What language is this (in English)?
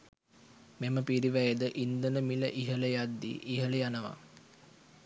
Sinhala